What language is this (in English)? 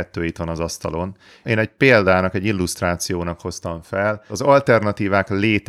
Hungarian